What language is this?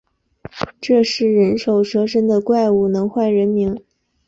Chinese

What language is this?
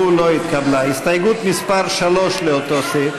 Hebrew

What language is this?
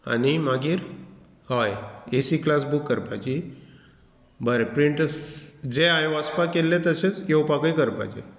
Konkani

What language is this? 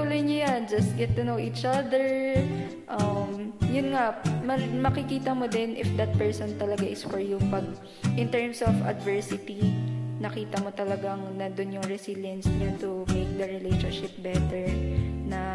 Filipino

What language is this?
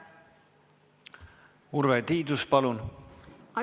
Estonian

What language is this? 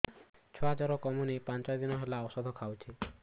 Odia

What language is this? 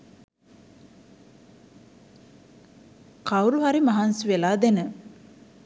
Sinhala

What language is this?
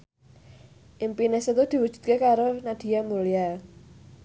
Javanese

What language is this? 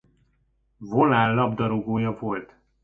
Hungarian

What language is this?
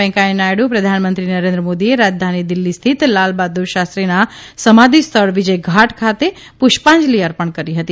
Gujarati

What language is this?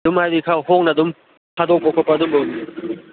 Manipuri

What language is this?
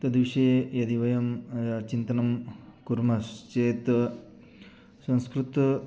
Sanskrit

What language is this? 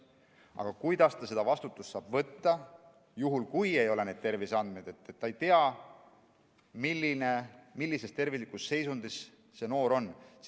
Estonian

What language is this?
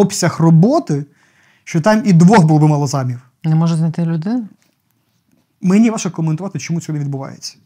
Ukrainian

